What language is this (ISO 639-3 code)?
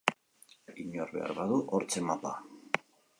eus